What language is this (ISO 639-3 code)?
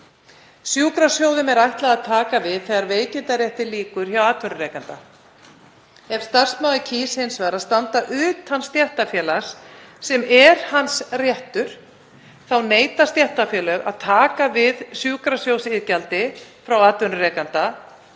isl